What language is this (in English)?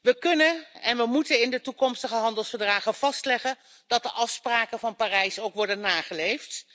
Dutch